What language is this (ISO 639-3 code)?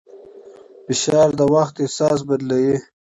pus